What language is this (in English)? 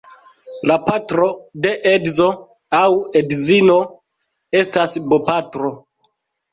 Esperanto